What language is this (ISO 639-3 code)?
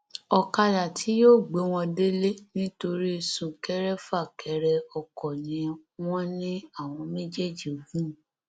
yor